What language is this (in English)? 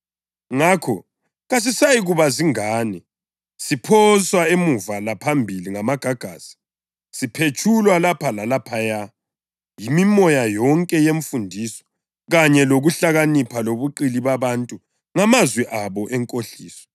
North Ndebele